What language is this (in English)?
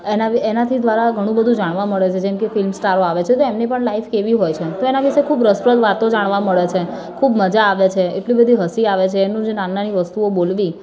Gujarati